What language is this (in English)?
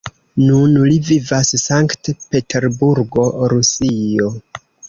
Esperanto